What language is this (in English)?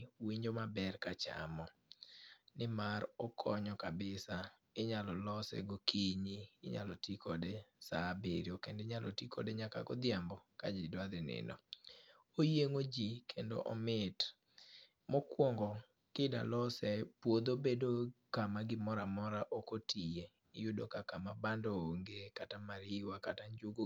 Luo (Kenya and Tanzania)